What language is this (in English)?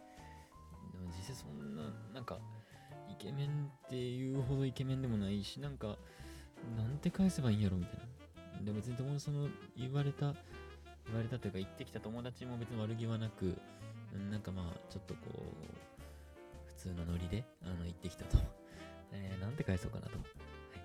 Japanese